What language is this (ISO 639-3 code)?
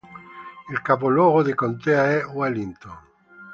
ita